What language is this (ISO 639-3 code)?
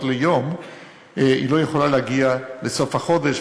heb